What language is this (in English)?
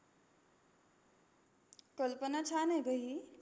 Marathi